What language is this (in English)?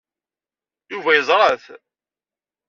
Kabyle